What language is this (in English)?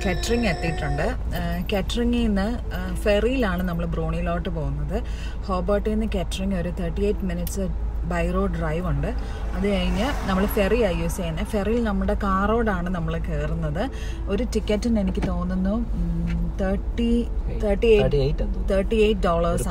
Hindi